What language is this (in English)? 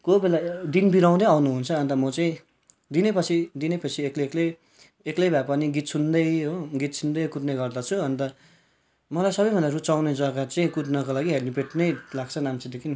Nepali